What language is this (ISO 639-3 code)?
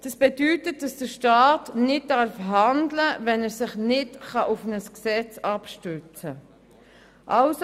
gsw